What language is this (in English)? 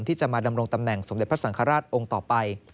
Thai